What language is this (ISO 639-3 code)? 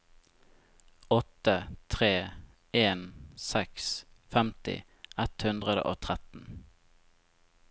nor